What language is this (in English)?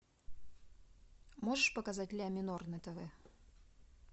Russian